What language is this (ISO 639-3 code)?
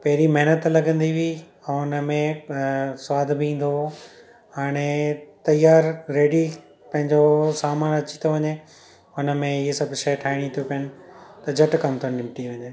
snd